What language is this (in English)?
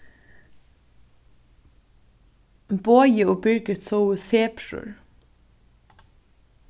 Faroese